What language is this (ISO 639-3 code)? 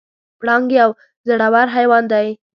pus